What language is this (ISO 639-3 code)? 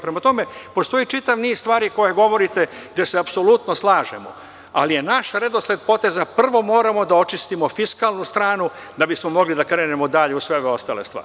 srp